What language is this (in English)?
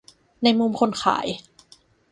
Thai